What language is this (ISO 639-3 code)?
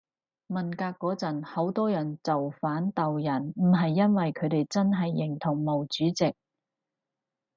yue